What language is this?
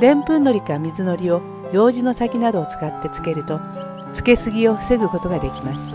Japanese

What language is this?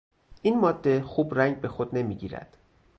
Persian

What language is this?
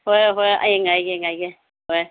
Manipuri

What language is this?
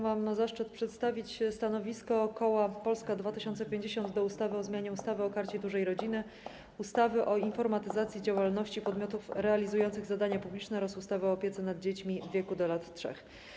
Polish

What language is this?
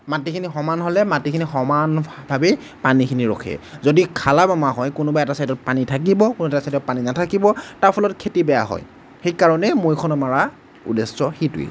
Assamese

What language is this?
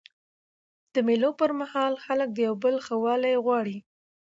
Pashto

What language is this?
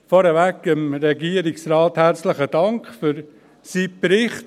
Swiss German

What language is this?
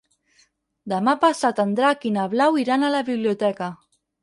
Catalan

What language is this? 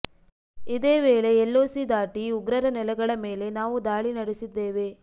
Kannada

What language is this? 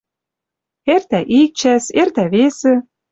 Western Mari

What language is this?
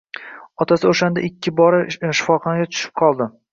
Uzbek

